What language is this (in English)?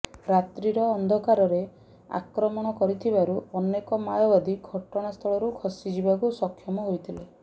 Odia